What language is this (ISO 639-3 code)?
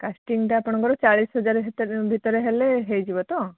ori